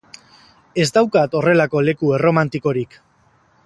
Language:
Basque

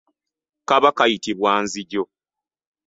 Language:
Ganda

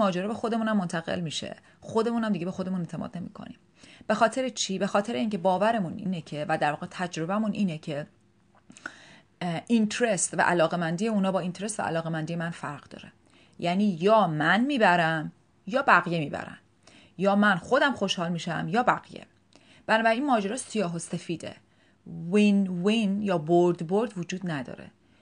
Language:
Persian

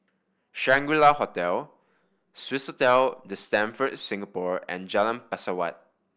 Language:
English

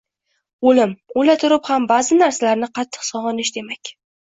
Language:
Uzbek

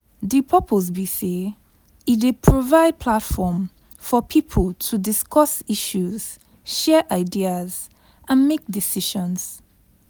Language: Nigerian Pidgin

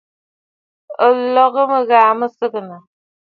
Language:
Bafut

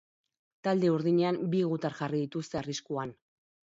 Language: Basque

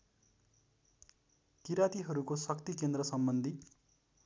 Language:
Nepali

